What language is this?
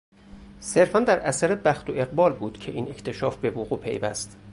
Persian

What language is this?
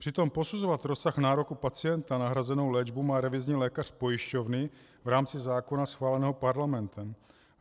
Czech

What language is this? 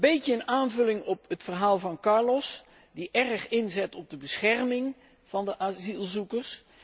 Dutch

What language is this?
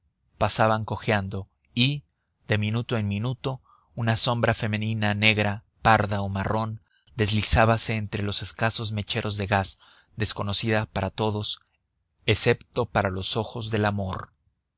Spanish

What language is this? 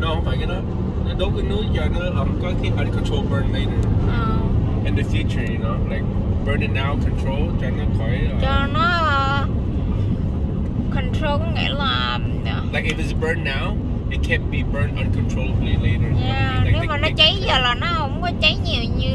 Vietnamese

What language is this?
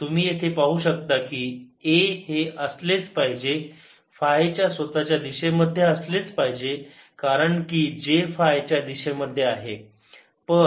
Marathi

